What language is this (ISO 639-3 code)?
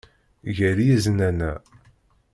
kab